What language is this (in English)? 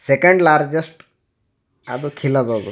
Kannada